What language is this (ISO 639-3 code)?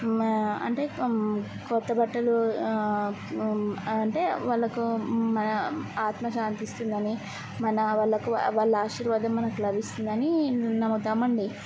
tel